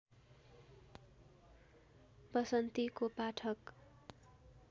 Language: Nepali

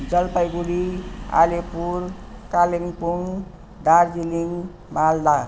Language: Nepali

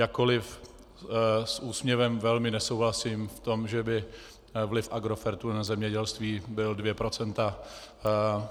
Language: Czech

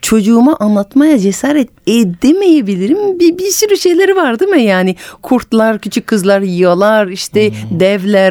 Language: Turkish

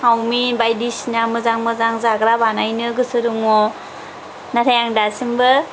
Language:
Bodo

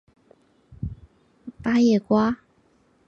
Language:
Chinese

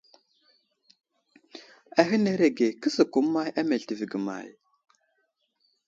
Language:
Wuzlam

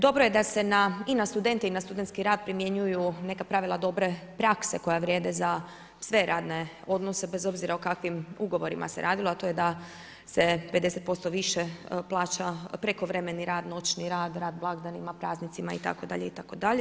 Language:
Croatian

